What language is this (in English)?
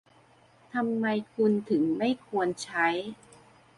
Thai